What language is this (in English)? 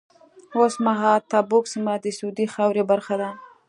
Pashto